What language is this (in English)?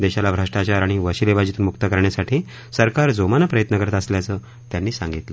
Marathi